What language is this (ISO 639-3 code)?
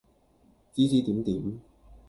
yue